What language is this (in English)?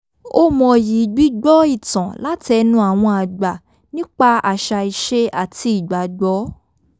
Yoruba